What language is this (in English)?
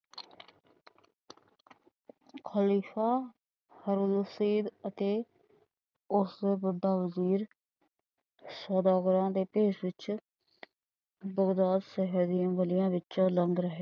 Punjabi